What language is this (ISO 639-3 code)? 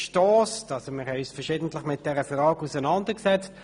gsw